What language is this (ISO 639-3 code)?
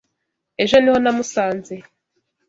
kin